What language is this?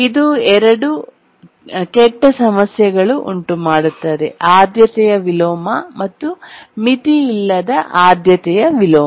Kannada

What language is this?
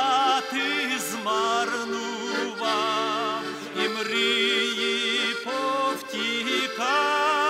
Romanian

